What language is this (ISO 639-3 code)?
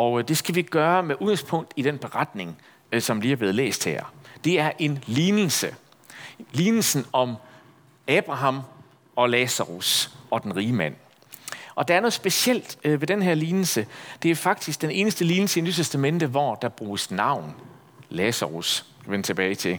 dan